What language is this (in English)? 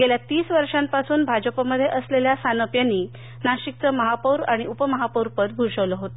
Marathi